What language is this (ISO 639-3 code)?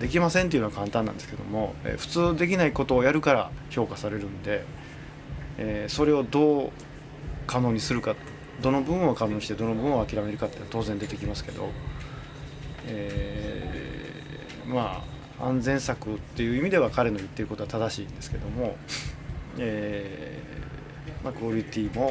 jpn